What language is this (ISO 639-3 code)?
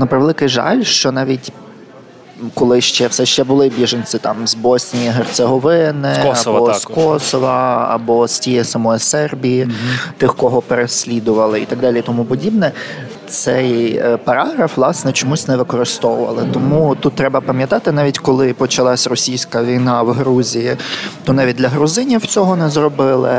ukr